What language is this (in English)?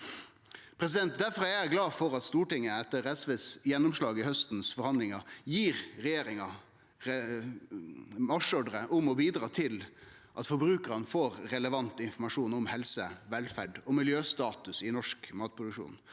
Norwegian